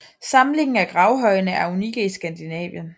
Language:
Danish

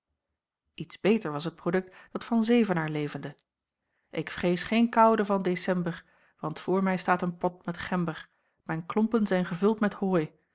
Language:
Dutch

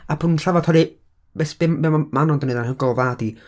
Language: Welsh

